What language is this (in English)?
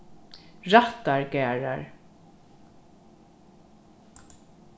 Faroese